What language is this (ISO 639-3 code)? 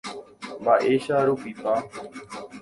grn